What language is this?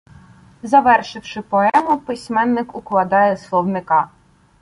Ukrainian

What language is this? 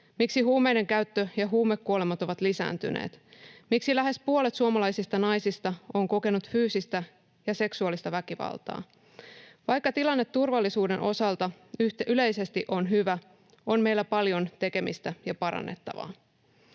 Finnish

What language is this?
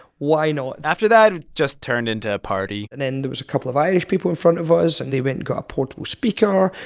English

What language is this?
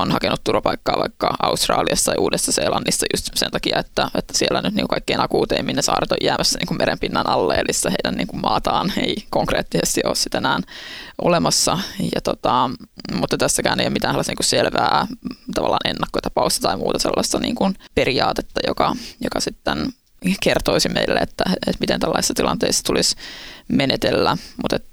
Finnish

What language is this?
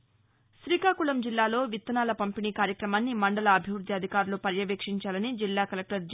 Telugu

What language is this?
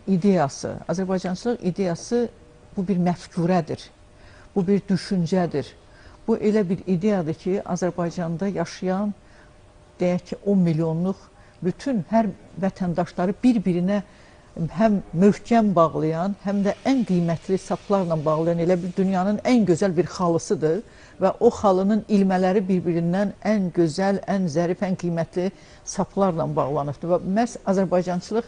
Turkish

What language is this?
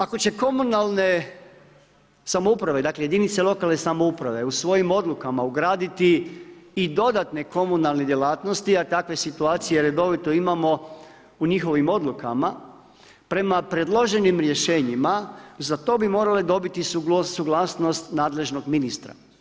Croatian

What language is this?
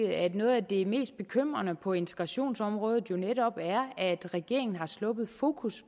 Danish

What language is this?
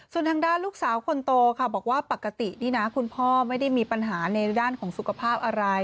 Thai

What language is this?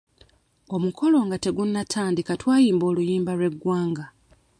Ganda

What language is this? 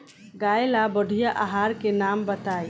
Bhojpuri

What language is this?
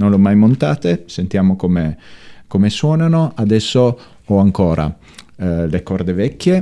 Italian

